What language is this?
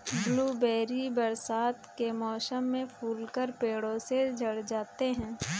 Hindi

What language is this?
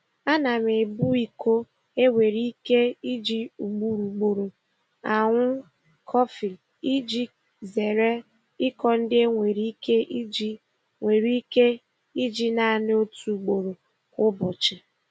Igbo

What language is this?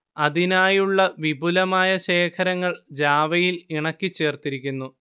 Malayalam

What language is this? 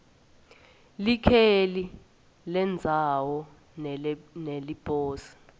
Swati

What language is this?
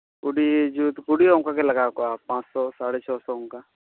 Santali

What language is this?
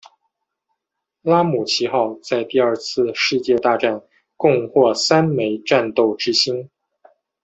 Chinese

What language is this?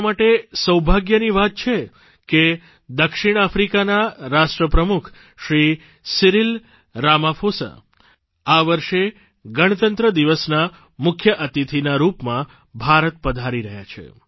Gujarati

